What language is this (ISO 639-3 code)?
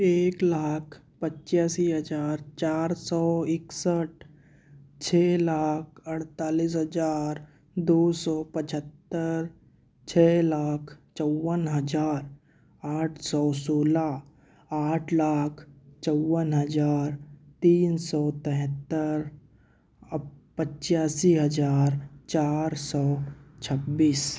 hin